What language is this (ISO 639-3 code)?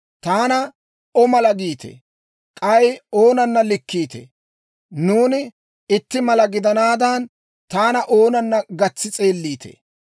dwr